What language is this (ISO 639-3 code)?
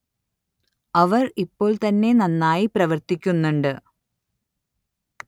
mal